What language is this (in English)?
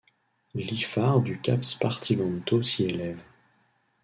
French